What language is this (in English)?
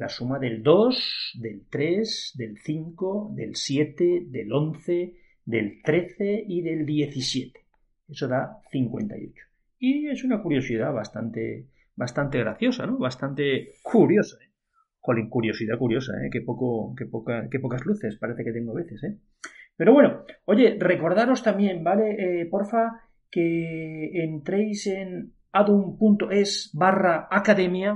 Spanish